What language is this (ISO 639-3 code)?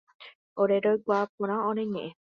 grn